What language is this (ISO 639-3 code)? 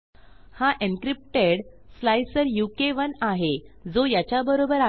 mar